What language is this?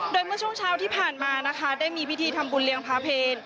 Thai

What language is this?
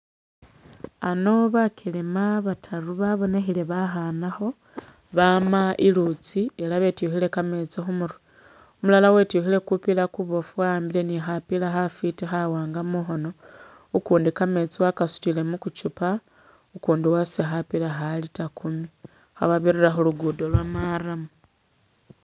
Masaaba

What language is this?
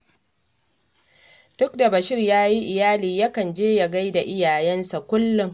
Hausa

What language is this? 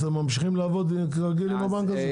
Hebrew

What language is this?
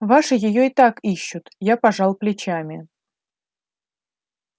Russian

